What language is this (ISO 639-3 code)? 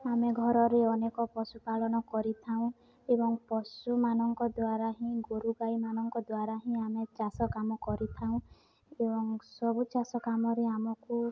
ori